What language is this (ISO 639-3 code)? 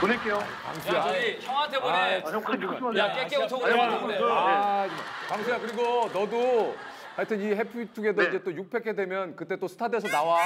kor